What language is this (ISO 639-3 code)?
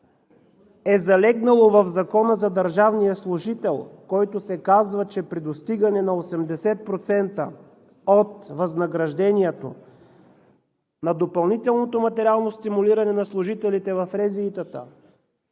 bul